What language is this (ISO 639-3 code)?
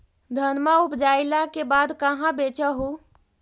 mag